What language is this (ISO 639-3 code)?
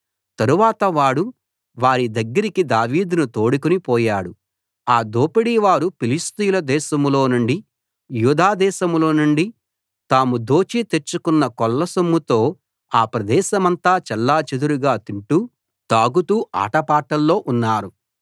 tel